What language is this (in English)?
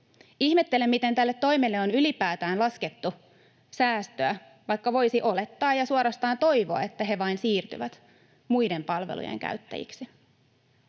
Finnish